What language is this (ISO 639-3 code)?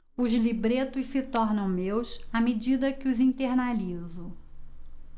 por